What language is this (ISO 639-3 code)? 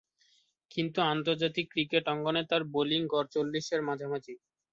ben